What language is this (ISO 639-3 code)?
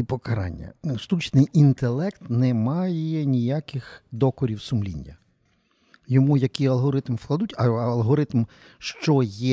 ukr